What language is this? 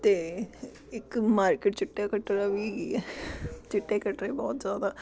Punjabi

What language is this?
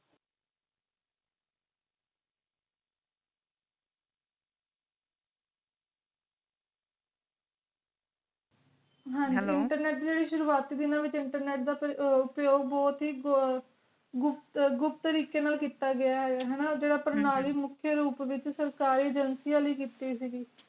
Punjabi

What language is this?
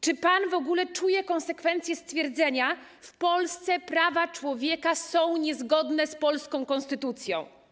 Polish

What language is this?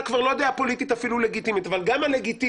Hebrew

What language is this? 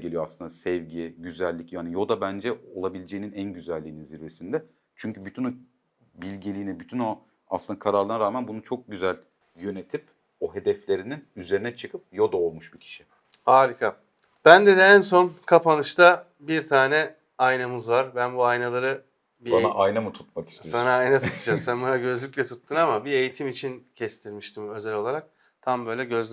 Turkish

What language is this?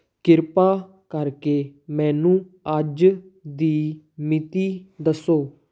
Punjabi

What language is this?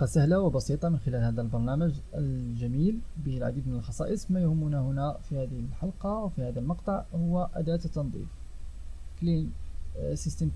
Arabic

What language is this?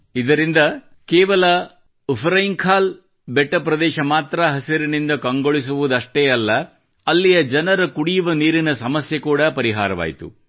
Kannada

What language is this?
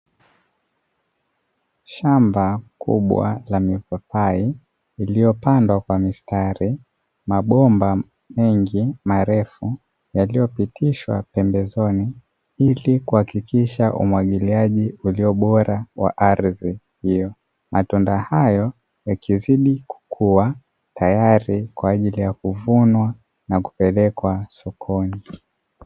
Swahili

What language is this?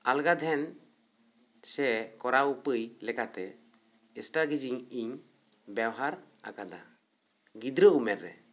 Santali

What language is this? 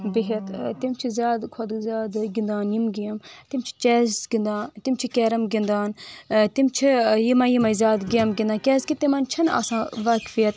Kashmiri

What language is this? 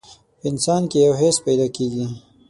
Pashto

